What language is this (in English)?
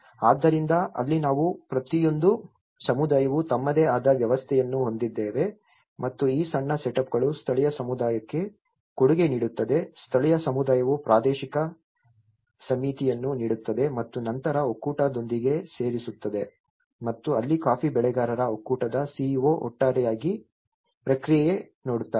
Kannada